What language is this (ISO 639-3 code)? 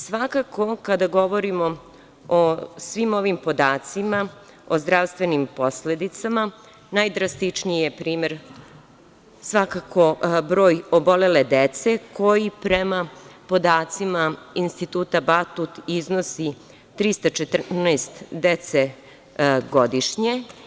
srp